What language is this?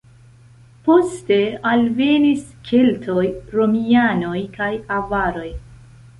Esperanto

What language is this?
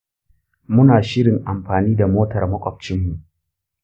Hausa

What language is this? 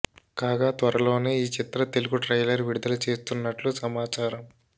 Telugu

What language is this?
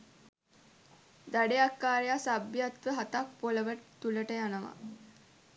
Sinhala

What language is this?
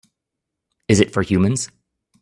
English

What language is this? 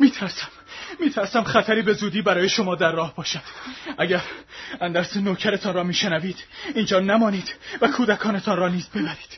Persian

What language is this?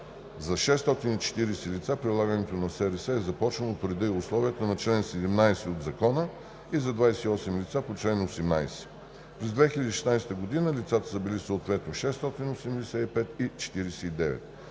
Bulgarian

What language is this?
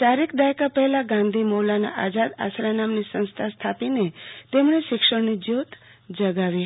Gujarati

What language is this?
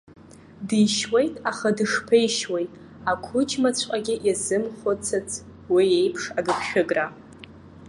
Abkhazian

